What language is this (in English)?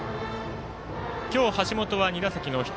Japanese